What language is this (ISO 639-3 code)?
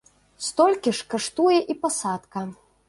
bel